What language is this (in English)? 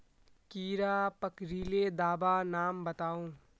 Magahi